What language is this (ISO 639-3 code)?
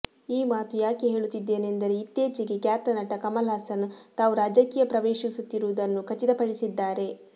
kan